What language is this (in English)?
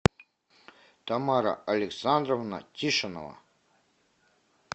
Russian